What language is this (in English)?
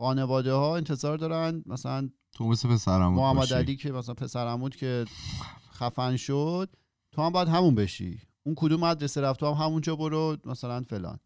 Persian